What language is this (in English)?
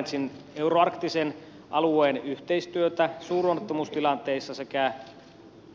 Finnish